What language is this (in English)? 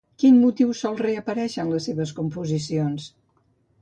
Catalan